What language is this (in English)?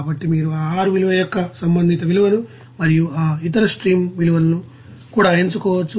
Telugu